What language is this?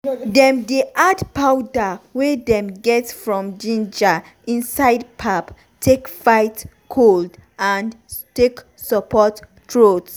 Nigerian Pidgin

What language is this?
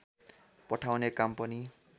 Nepali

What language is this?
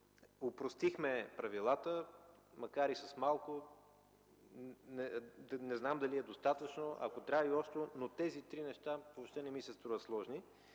Bulgarian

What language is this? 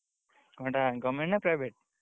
Odia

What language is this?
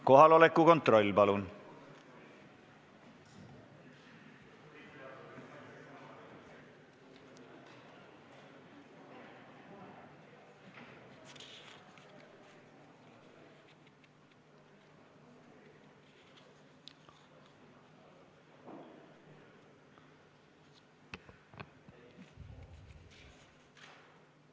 Estonian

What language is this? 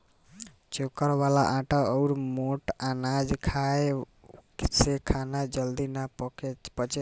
Bhojpuri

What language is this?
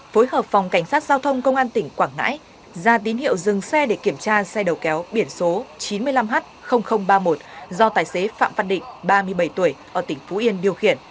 Vietnamese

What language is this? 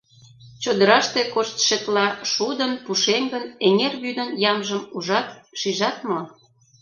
Mari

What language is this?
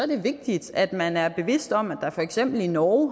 Danish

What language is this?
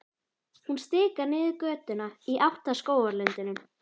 Icelandic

